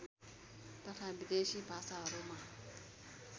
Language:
Nepali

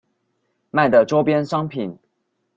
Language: Chinese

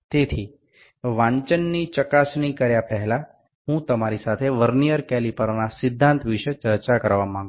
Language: Gujarati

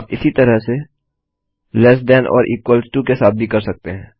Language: Hindi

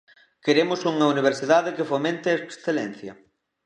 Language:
Galician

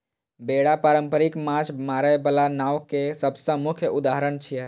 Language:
Maithili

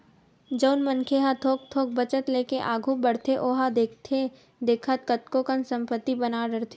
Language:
Chhattisgarhi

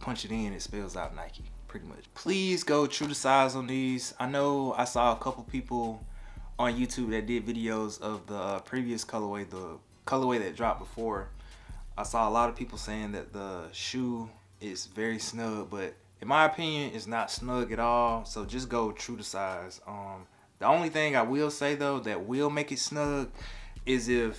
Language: English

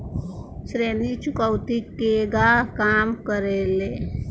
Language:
Bhojpuri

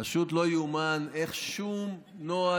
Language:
Hebrew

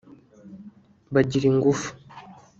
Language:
Kinyarwanda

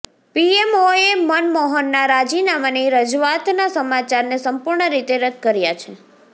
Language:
Gujarati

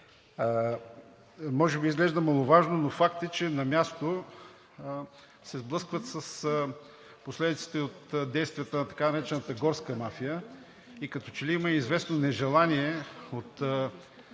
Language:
Bulgarian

